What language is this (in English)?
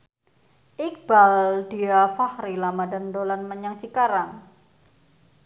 Javanese